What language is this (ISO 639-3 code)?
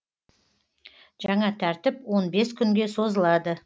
kaz